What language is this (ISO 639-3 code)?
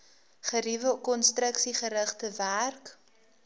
afr